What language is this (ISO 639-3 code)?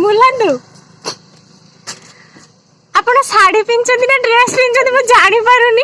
ori